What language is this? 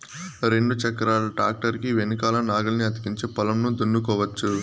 Telugu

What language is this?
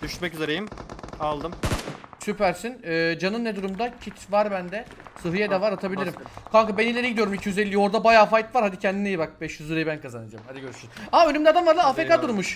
Turkish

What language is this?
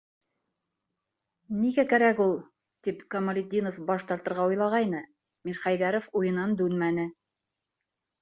Bashkir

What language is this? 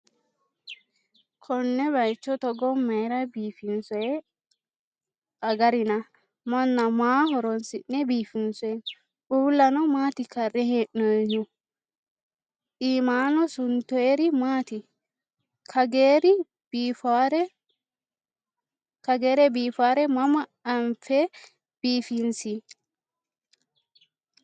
Sidamo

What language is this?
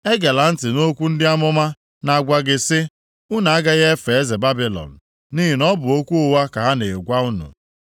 Igbo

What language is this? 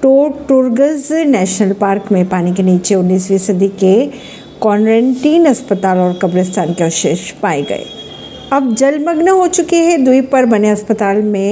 Hindi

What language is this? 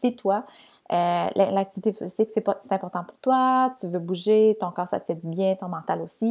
French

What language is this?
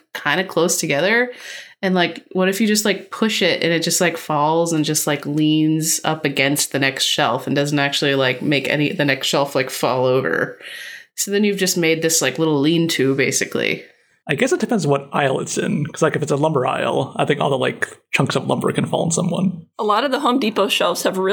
English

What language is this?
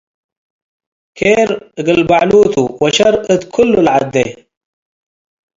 Tigre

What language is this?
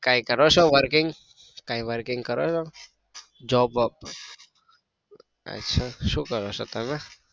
Gujarati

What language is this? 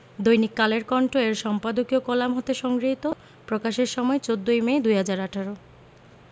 Bangla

